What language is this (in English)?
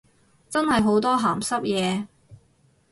Cantonese